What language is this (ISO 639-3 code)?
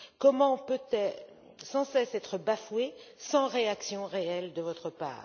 fra